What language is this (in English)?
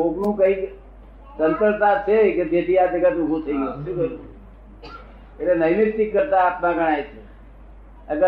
Gujarati